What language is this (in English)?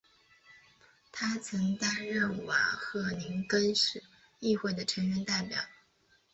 Chinese